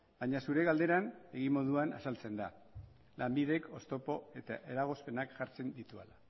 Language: Basque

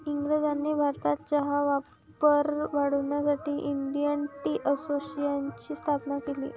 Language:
Marathi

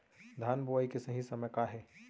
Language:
Chhattisgarhi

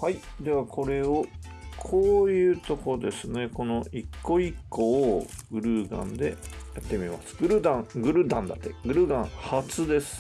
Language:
Japanese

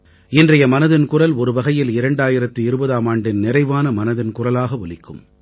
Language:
Tamil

